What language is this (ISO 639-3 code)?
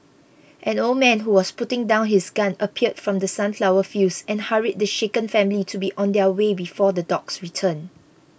eng